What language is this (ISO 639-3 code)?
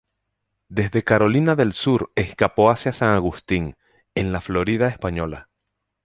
spa